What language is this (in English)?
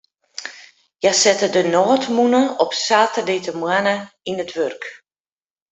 Western Frisian